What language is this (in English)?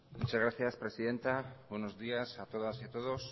Spanish